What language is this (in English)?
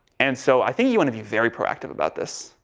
English